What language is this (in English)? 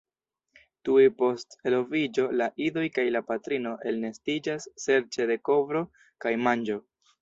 Esperanto